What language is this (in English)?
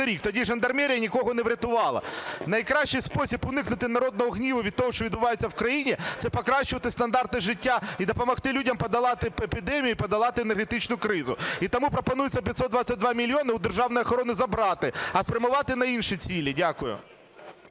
Ukrainian